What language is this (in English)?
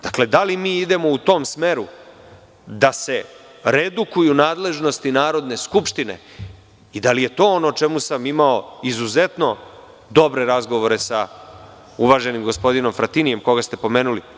Serbian